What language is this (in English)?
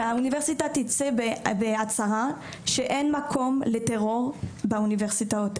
Hebrew